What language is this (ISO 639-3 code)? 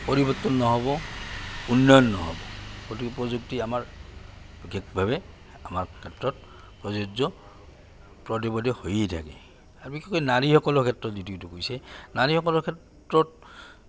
asm